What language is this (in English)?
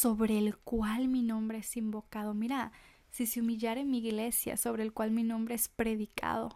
Spanish